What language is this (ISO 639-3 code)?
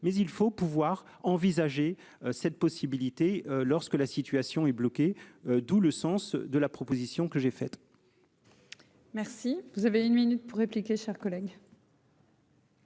fra